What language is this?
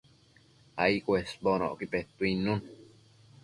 Matsés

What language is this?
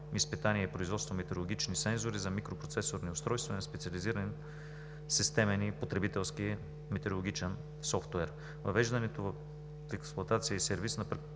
Bulgarian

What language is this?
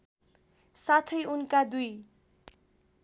Nepali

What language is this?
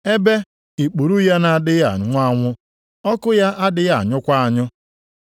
Igbo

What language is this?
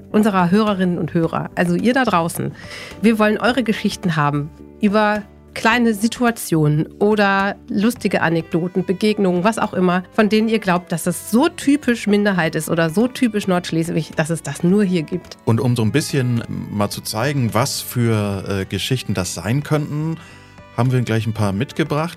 German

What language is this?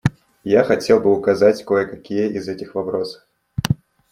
Russian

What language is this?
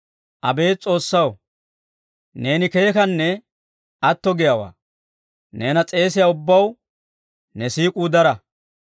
Dawro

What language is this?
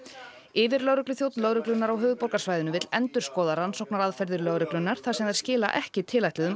Icelandic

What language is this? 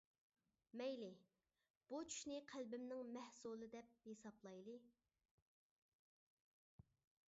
Uyghur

